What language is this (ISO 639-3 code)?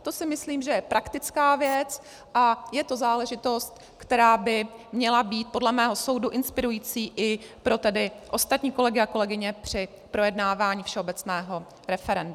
ces